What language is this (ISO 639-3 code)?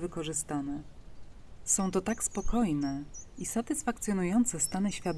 pol